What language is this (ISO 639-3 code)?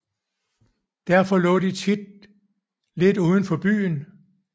dan